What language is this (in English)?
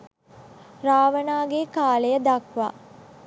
Sinhala